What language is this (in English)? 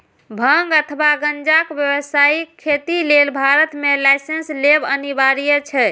Maithili